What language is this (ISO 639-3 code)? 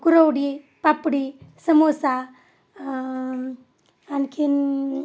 mar